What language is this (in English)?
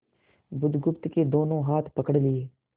Hindi